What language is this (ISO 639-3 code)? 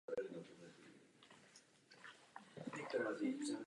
ces